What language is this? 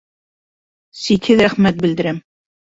Bashkir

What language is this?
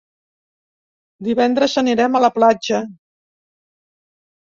Catalan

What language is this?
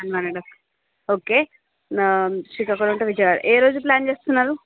Telugu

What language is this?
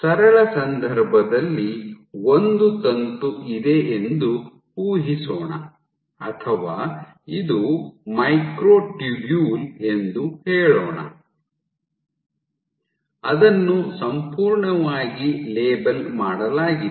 Kannada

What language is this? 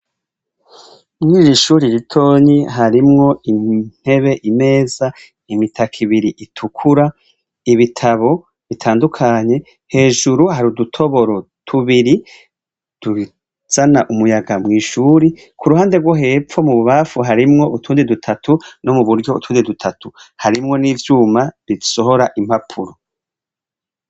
Rundi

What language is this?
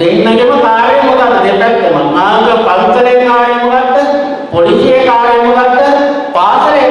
Sinhala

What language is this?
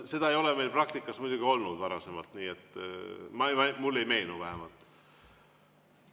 Estonian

